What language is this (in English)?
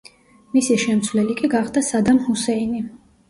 Georgian